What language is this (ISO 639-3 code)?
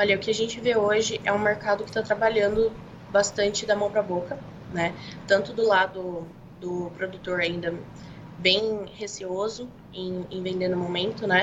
por